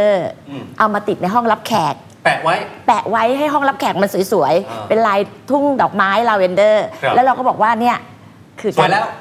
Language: Thai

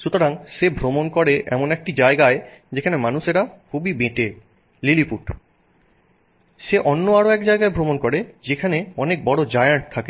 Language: Bangla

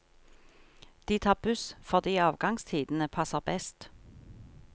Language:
Norwegian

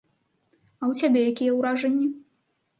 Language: Belarusian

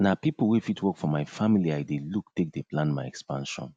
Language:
Nigerian Pidgin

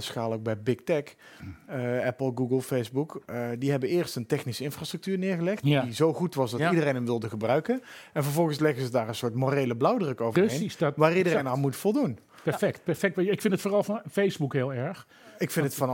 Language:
Dutch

